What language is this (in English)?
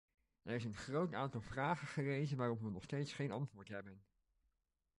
Dutch